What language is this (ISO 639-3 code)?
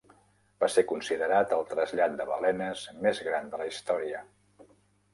cat